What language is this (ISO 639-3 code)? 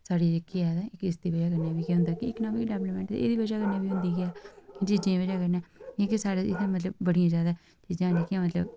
doi